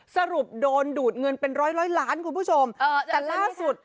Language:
Thai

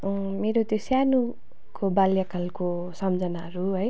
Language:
Nepali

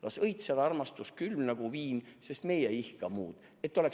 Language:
Estonian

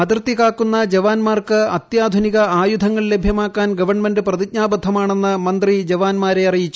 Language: Malayalam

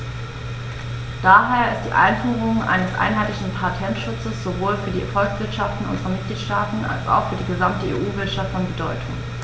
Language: German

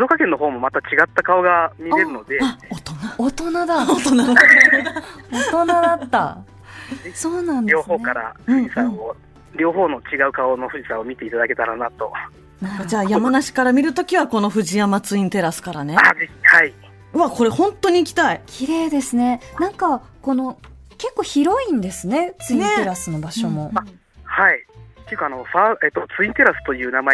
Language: Japanese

